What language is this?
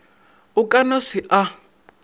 Northern Sotho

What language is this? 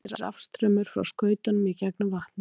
Icelandic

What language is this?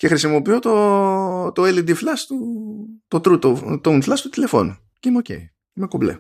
Greek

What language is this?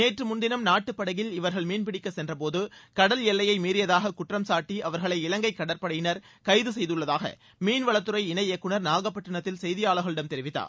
Tamil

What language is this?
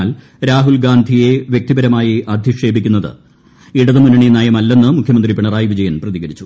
Malayalam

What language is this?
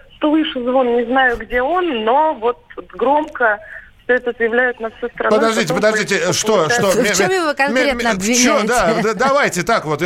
Russian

